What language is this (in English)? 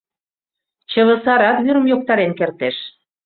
Mari